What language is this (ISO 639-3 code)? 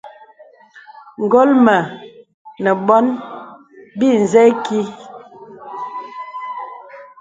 beb